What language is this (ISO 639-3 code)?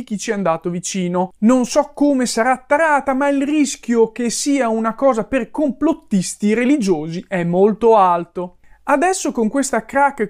ita